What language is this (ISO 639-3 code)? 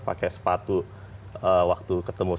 ind